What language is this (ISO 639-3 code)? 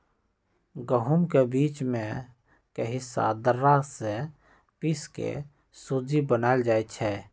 mag